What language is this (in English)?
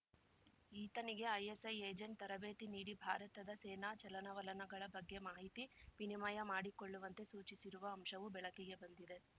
Kannada